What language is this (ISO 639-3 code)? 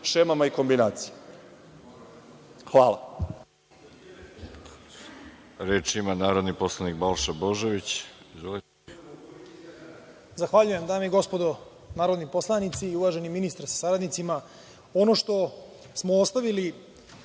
srp